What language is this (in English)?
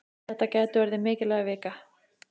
Icelandic